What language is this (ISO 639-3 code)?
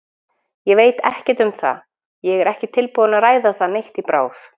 isl